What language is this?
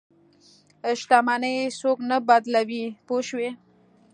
Pashto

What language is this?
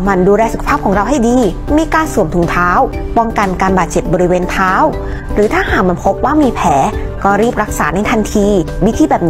Thai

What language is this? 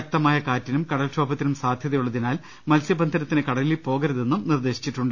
Malayalam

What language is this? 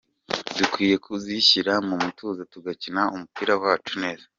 Kinyarwanda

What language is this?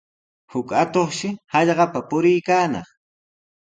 Sihuas Ancash Quechua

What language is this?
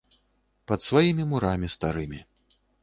Belarusian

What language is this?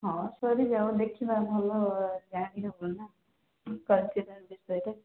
Odia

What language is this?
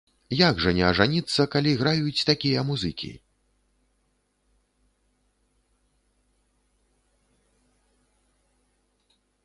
Belarusian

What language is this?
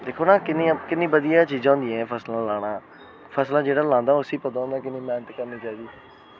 Dogri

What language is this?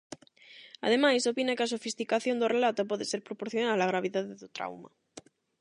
Galician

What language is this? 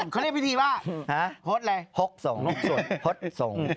Thai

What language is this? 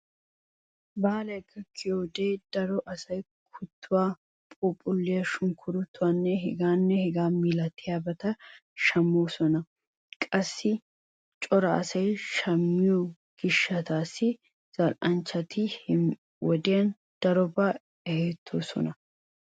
Wolaytta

